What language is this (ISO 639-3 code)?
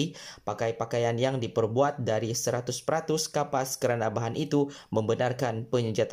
msa